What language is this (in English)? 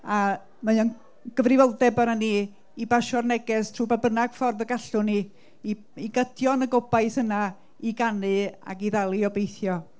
Welsh